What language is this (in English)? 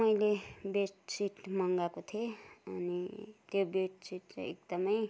Nepali